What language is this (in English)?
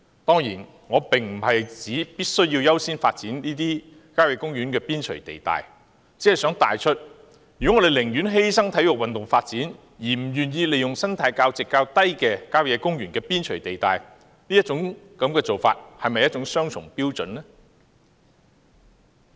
Cantonese